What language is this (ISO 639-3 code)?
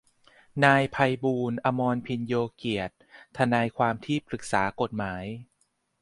tha